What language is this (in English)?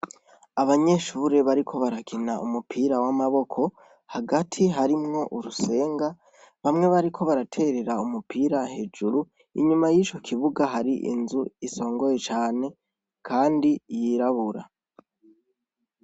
Rundi